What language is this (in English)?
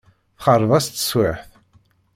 Kabyle